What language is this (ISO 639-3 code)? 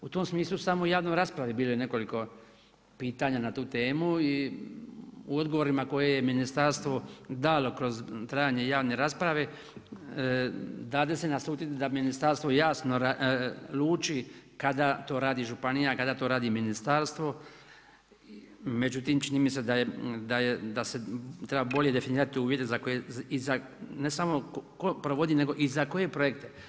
hrv